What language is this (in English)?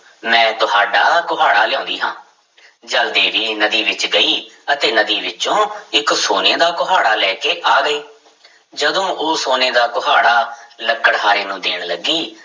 Punjabi